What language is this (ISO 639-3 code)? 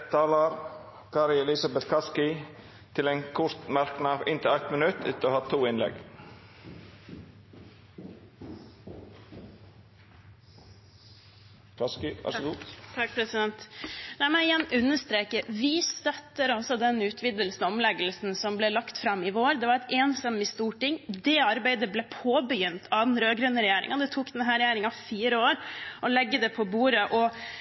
nor